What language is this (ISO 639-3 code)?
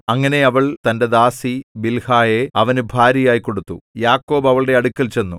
mal